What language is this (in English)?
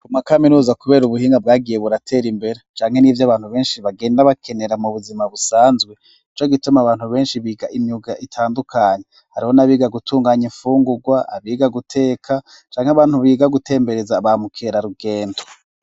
Rundi